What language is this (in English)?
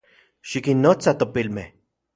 Central Puebla Nahuatl